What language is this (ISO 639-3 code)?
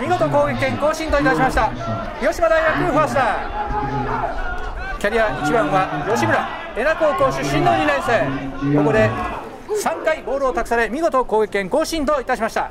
jpn